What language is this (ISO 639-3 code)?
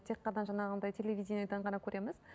kaz